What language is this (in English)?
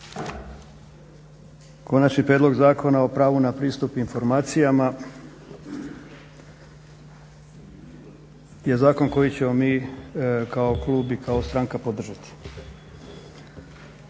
Croatian